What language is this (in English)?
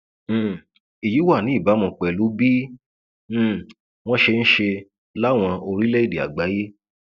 Yoruba